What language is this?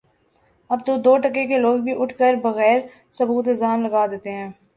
Urdu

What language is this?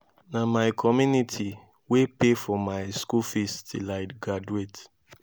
Nigerian Pidgin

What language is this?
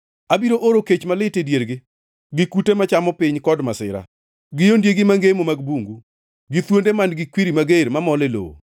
Luo (Kenya and Tanzania)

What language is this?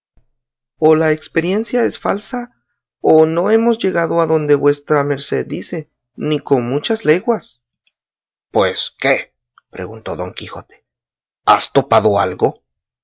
Spanish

